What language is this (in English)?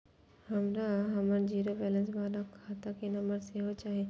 Maithili